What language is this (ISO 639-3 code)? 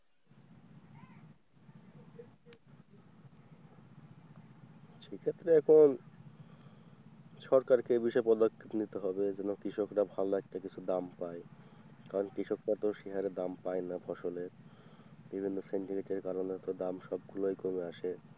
ben